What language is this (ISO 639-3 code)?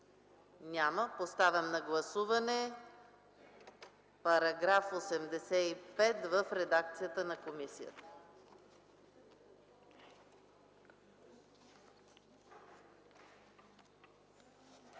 bul